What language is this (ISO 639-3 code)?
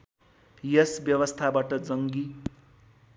nep